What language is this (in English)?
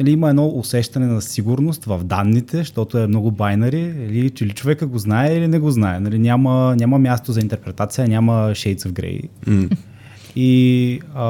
Bulgarian